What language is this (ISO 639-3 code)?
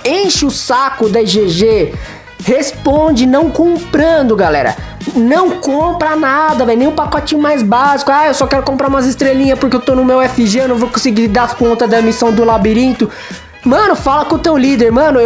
por